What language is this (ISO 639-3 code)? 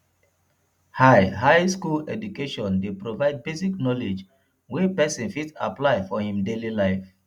pcm